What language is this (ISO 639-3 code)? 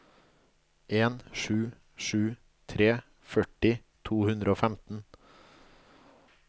nor